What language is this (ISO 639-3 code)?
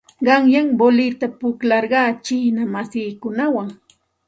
qxt